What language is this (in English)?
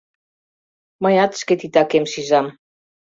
Mari